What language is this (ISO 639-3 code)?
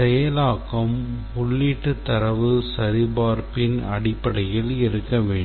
tam